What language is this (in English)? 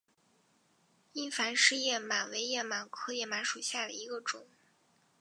Chinese